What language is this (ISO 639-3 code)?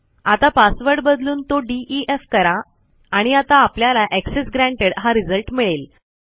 mar